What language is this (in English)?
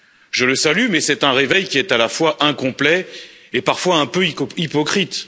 French